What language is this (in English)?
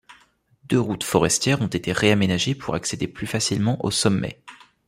French